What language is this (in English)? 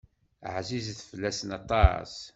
Kabyle